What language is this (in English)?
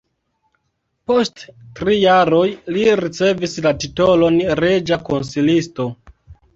Esperanto